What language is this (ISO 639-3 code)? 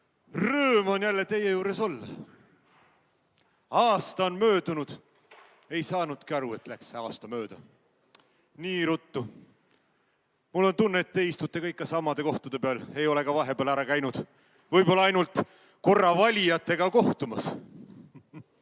est